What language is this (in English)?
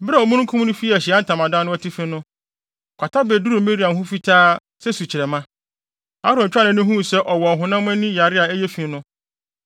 Akan